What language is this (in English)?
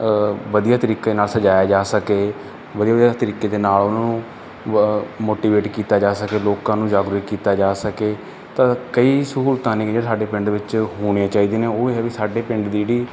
Punjabi